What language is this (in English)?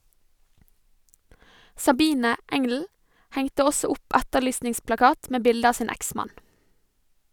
Norwegian